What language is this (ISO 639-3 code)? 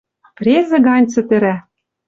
mrj